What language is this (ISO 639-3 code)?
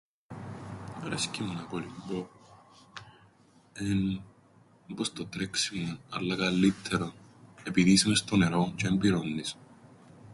ell